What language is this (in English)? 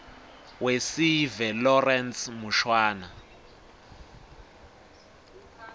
Swati